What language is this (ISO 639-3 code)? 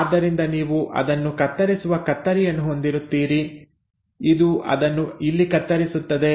kan